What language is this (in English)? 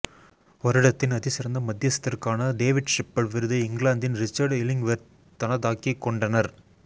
Tamil